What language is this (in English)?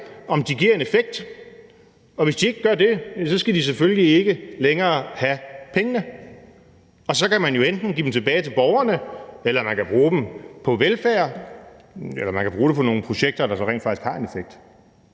Danish